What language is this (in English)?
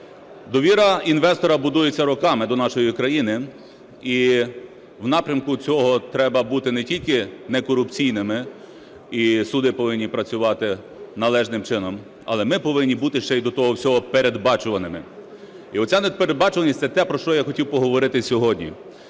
Ukrainian